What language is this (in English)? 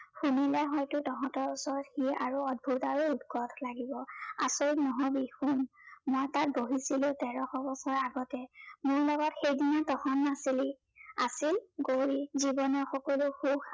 Assamese